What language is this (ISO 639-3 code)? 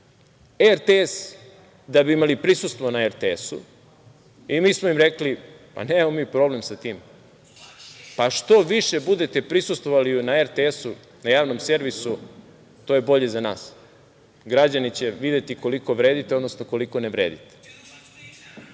srp